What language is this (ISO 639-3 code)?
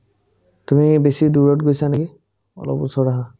asm